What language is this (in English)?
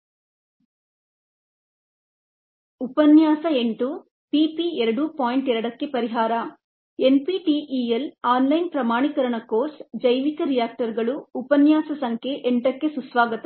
Kannada